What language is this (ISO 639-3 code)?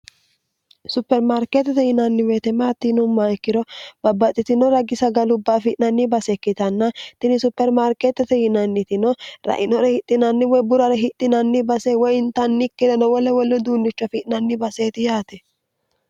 sid